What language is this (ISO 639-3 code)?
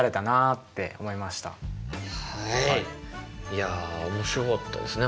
jpn